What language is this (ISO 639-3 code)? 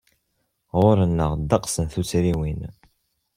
kab